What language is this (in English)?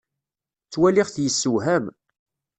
Kabyle